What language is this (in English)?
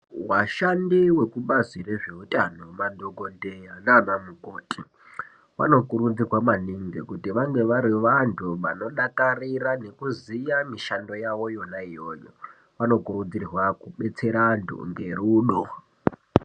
Ndau